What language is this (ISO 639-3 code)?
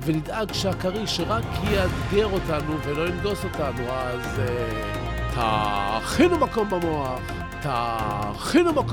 heb